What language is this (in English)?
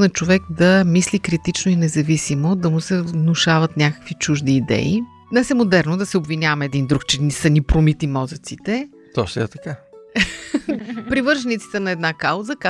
Bulgarian